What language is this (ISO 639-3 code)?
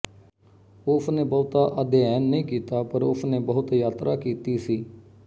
pan